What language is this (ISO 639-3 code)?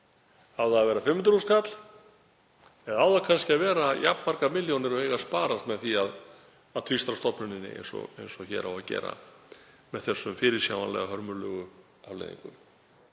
isl